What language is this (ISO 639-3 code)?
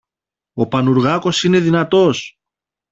ell